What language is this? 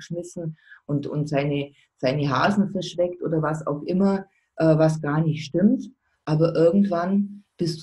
German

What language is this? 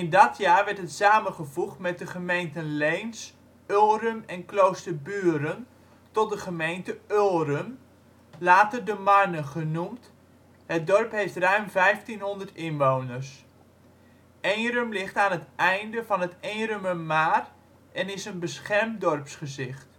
Dutch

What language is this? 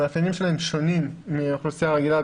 Hebrew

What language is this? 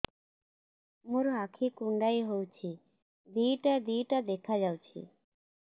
Odia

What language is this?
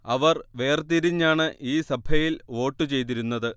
Malayalam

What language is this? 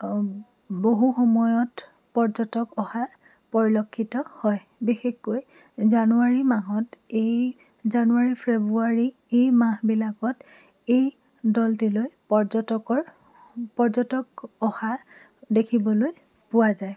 Assamese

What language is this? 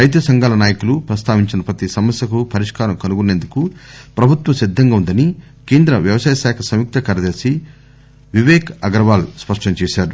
Telugu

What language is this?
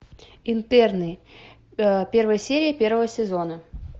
Russian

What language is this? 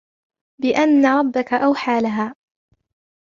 Arabic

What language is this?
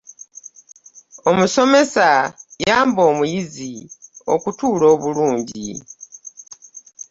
Ganda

